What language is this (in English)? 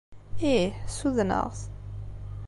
Kabyle